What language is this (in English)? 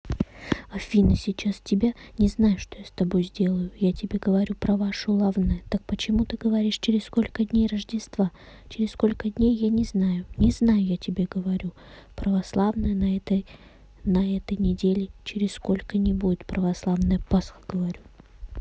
Russian